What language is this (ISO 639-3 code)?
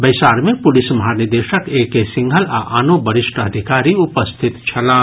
mai